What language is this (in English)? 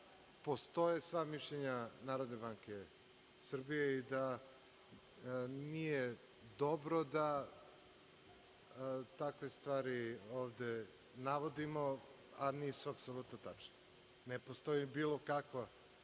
Serbian